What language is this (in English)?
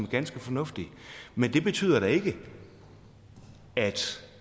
Danish